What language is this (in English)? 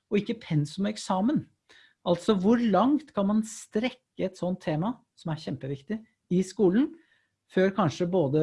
Norwegian